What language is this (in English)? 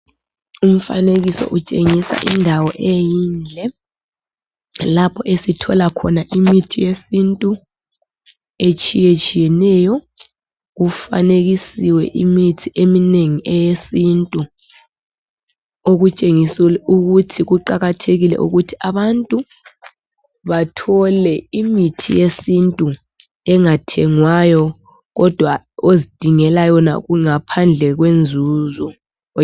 North Ndebele